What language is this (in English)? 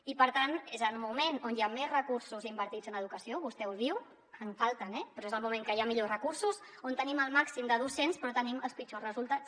Catalan